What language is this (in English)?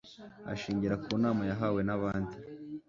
Kinyarwanda